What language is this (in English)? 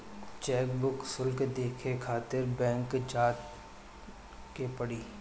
Bhojpuri